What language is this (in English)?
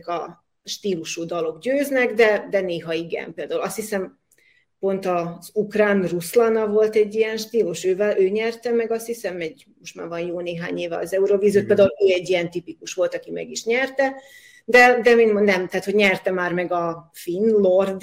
Hungarian